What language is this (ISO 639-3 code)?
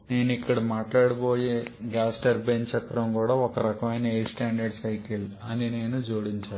tel